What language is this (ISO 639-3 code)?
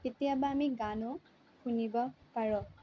asm